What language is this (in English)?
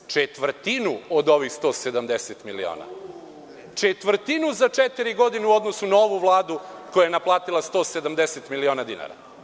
Serbian